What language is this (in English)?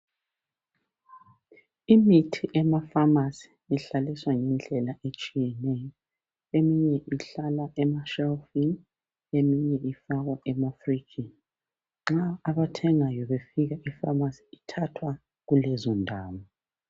North Ndebele